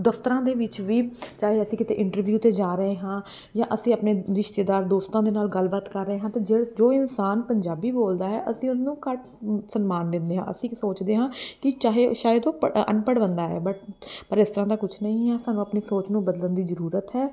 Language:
Punjabi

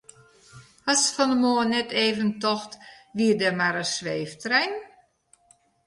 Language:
Western Frisian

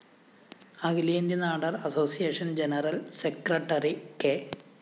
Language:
Malayalam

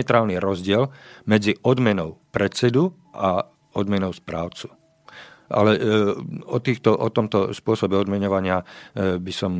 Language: Slovak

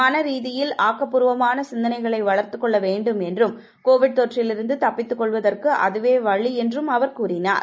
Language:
Tamil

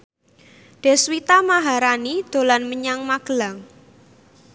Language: Javanese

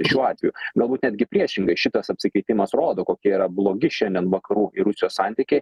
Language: Lithuanian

